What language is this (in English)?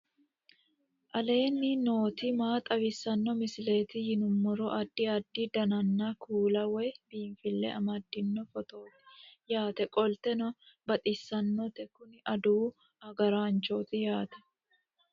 Sidamo